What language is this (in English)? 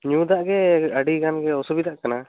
Santali